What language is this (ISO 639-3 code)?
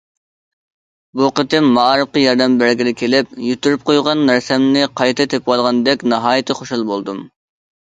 uig